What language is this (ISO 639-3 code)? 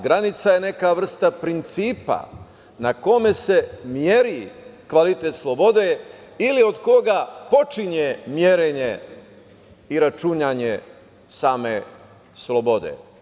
srp